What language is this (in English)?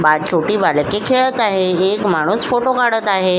Marathi